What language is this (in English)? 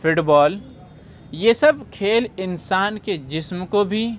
Urdu